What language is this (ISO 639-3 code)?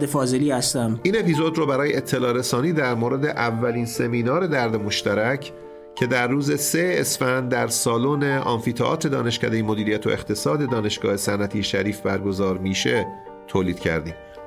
fas